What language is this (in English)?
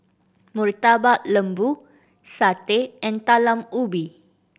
English